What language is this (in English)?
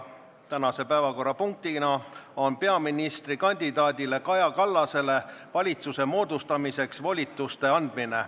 Estonian